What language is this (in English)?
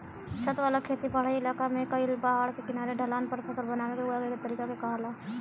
Bhojpuri